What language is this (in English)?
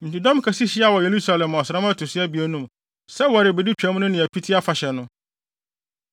Akan